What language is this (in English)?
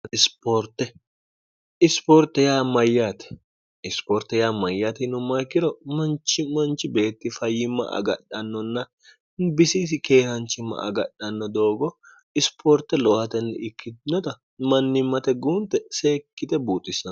Sidamo